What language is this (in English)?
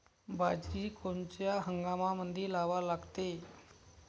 Marathi